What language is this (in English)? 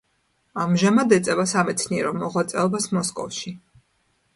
Georgian